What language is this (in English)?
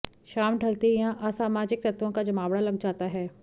Hindi